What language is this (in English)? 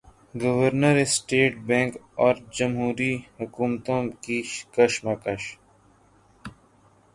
Urdu